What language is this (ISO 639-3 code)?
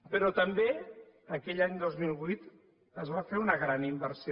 cat